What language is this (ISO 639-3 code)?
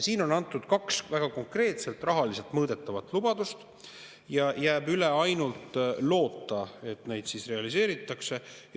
est